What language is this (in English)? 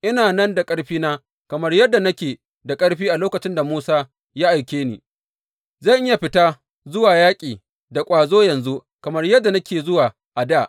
Hausa